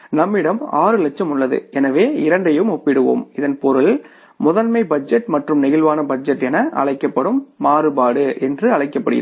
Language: Tamil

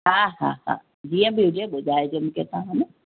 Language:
Sindhi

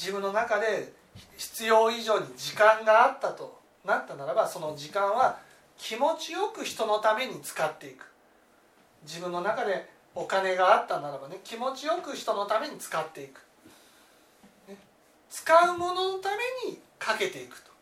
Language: Japanese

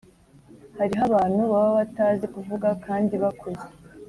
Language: Kinyarwanda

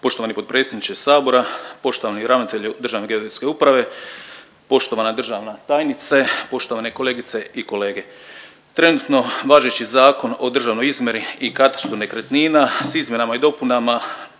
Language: Croatian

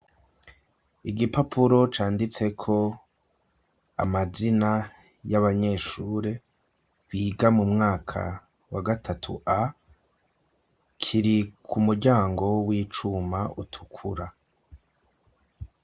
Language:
Rundi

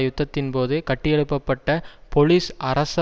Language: Tamil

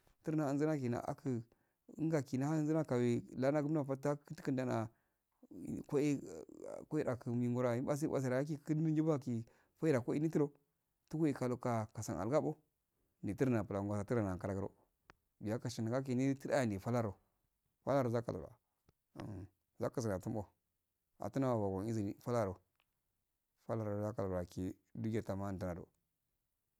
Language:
Afade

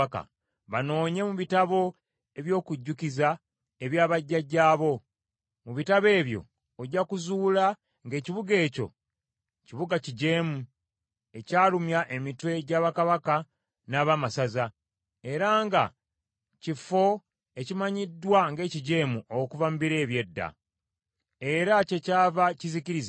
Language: Ganda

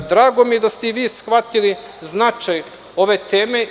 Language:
Serbian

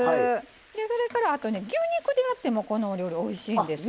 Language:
Japanese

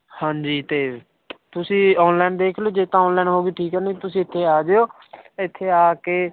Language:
Punjabi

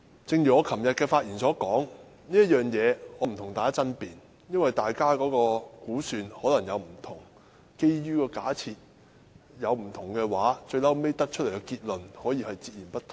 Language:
Cantonese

